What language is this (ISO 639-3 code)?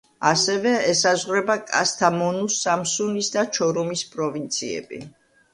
kat